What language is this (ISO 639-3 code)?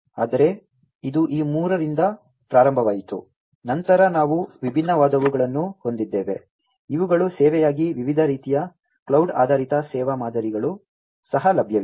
kan